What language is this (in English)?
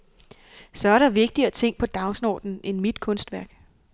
Danish